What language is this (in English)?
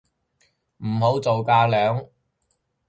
Cantonese